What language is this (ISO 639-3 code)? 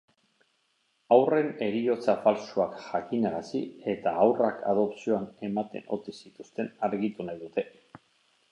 eus